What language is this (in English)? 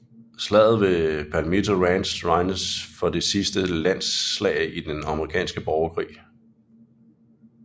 Danish